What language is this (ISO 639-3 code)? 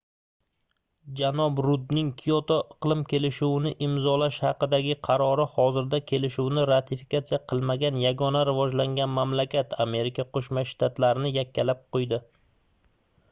uzb